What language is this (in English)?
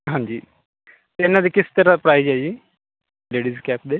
Punjabi